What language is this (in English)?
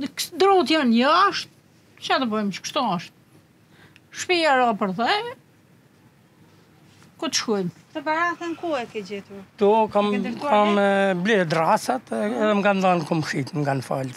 Romanian